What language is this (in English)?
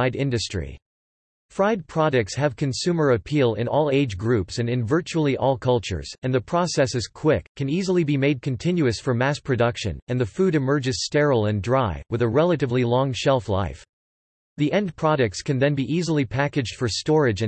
English